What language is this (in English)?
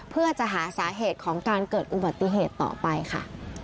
Thai